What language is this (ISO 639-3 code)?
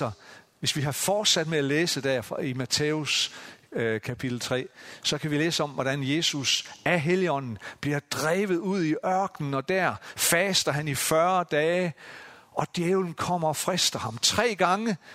dan